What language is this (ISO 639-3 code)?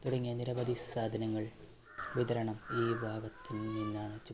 mal